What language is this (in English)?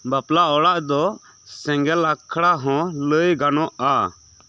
Santali